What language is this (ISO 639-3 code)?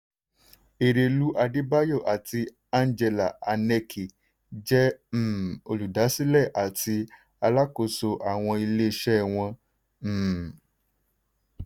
yor